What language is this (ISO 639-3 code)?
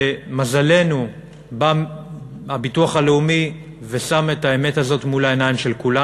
heb